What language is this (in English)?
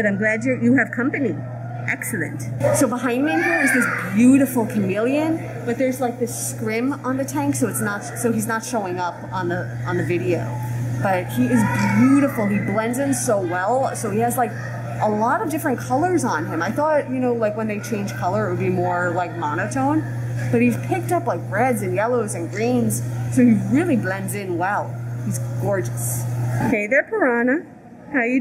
English